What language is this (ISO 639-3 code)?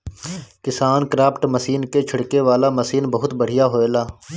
bho